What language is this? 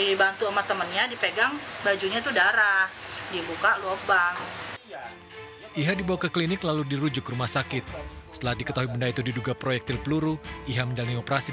Indonesian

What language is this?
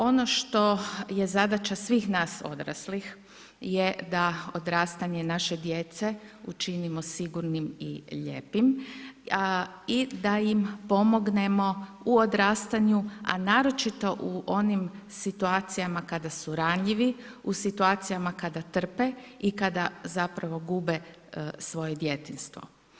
Croatian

